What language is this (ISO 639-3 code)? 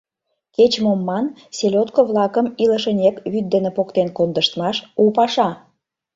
chm